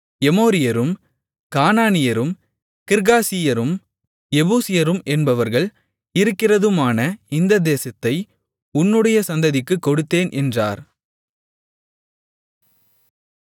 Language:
Tamil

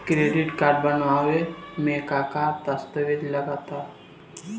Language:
Bhojpuri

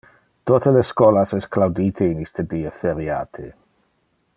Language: Interlingua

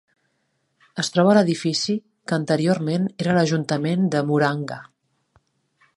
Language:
Catalan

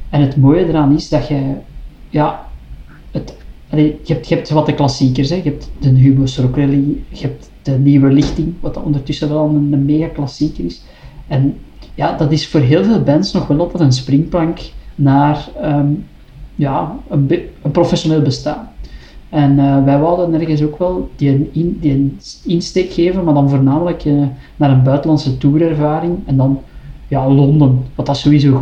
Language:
Dutch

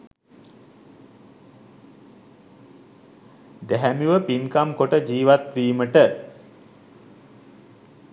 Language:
Sinhala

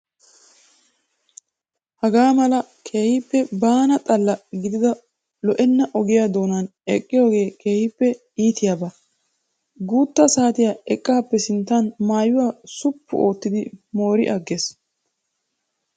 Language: Wolaytta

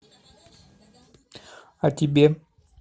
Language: Russian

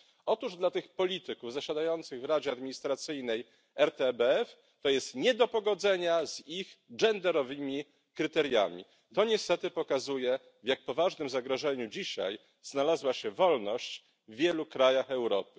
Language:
Polish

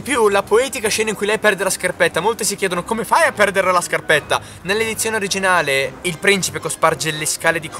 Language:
Italian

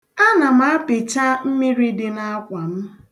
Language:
Igbo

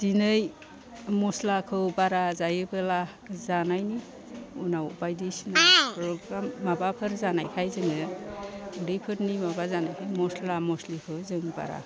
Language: Bodo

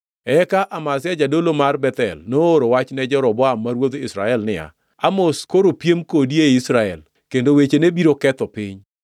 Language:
Luo (Kenya and Tanzania)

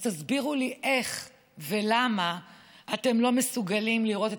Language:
Hebrew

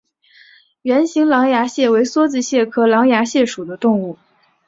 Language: Chinese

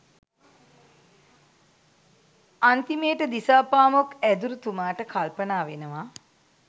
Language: Sinhala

